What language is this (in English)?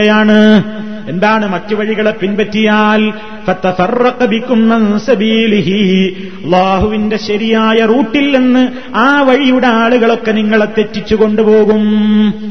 Malayalam